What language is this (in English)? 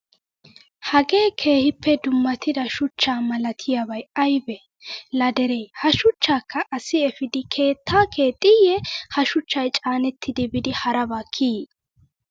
Wolaytta